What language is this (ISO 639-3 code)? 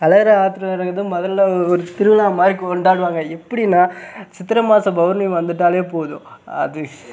tam